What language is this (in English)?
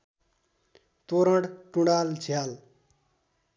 Nepali